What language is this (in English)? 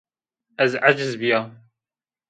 Zaza